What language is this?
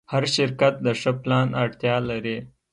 Pashto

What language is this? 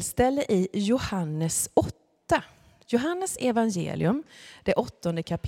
Swedish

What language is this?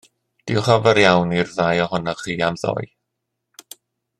Welsh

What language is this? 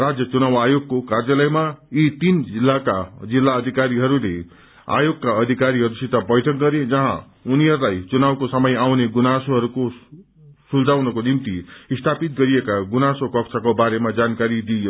Nepali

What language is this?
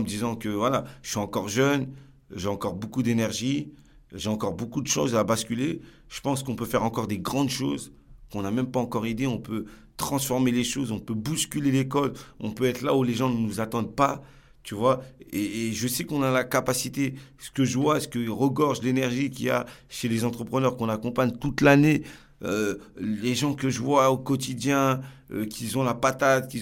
French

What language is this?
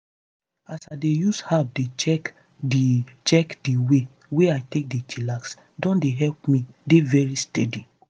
Nigerian Pidgin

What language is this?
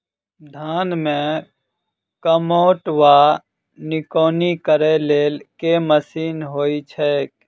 Maithili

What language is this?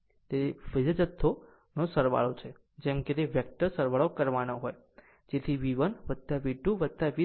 Gujarati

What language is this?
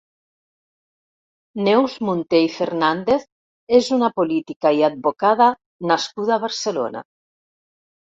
Catalan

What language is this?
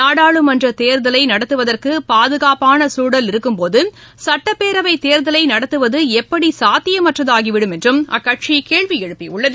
Tamil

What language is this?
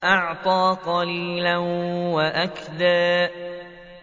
Arabic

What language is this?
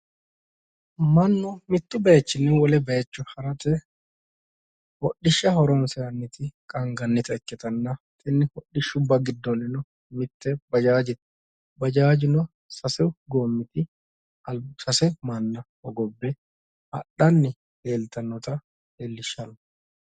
Sidamo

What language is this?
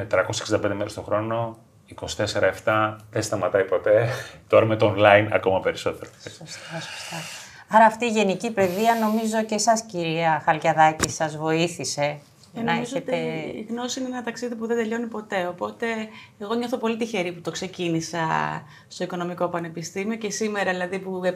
Greek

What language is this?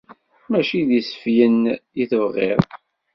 Kabyle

